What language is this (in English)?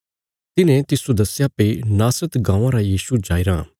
Bilaspuri